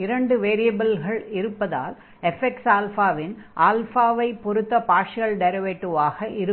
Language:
Tamil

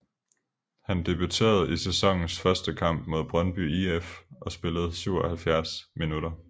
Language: Danish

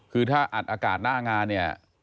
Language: Thai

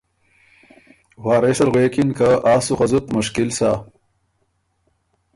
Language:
Ormuri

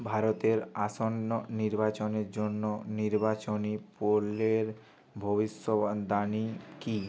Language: Bangla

